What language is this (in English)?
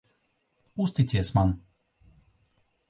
Latvian